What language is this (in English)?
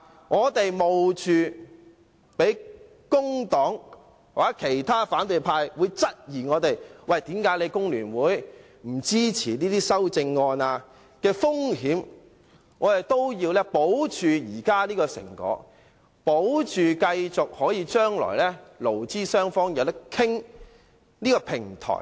Cantonese